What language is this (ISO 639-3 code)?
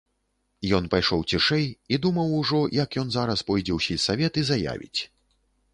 bel